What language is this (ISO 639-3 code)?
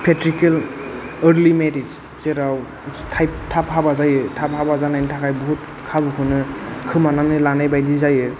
brx